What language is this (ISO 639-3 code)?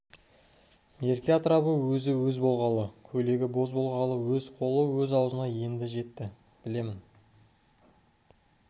kaz